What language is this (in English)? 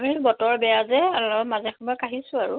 Assamese